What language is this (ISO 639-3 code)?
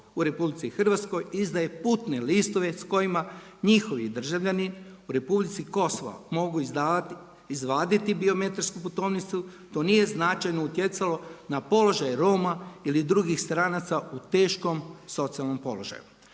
hrv